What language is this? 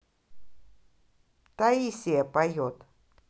Russian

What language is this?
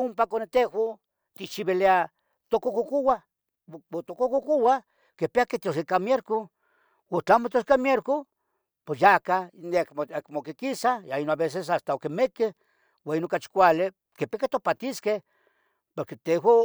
Tetelcingo Nahuatl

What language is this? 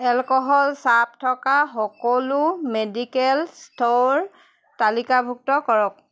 Assamese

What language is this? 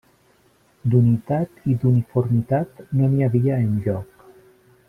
Catalan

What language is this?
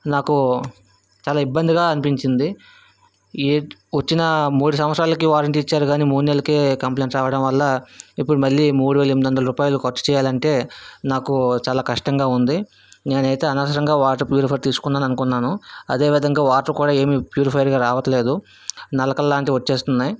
Telugu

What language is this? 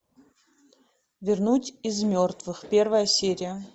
Russian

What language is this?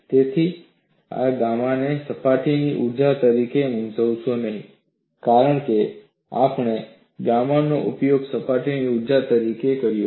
Gujarati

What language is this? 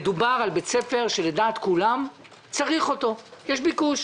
Hebrew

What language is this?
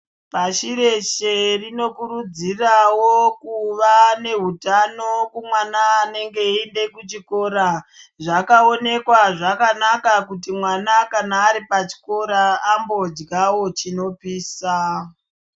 Ndau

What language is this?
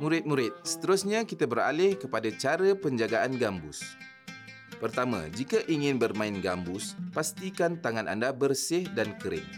Malay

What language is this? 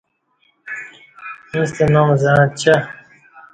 Kati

